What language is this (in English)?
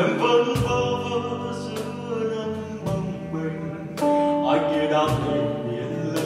Romanian